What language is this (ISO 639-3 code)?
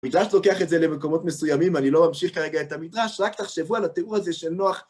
heb